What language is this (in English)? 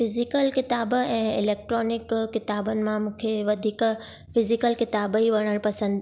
Sindhi